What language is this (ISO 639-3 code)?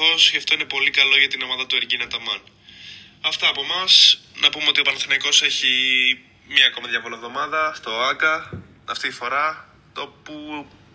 ell